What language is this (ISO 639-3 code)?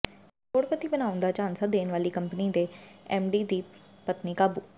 pan